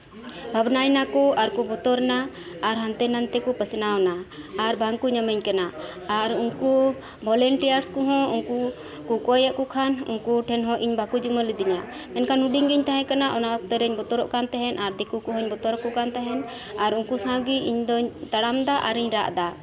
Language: Santali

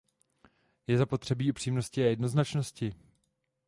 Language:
Czech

